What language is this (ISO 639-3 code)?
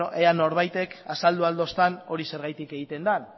eus